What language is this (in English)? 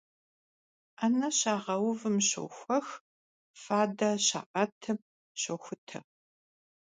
Kabardian